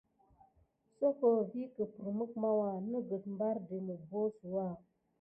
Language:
Gidar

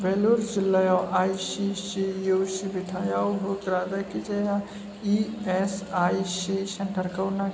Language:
Bodo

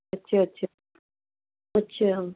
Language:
Punjabi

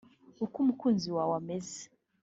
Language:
Kinyarwanda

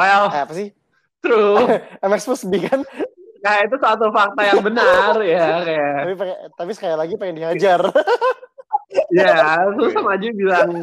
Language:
Indonesian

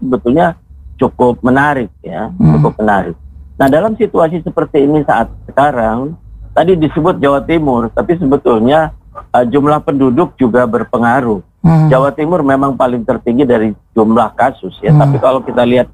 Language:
Indonesian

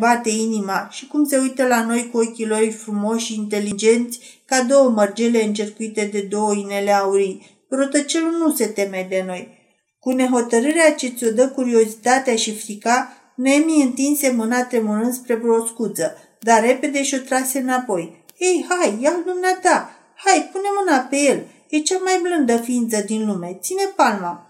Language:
Romanian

